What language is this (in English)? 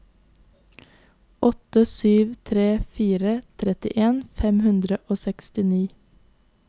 Norwegian